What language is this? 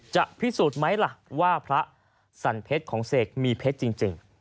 Thai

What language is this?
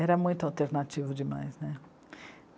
Portuguese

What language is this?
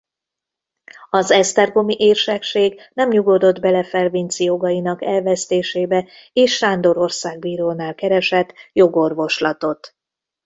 Hungarian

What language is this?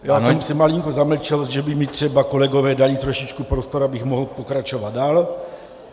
Czech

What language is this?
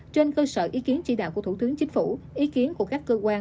Vietnamese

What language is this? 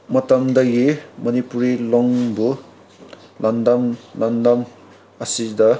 Manipuri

